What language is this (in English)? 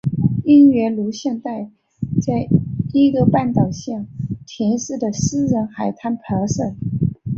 Chinese